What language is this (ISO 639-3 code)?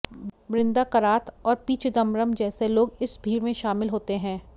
hin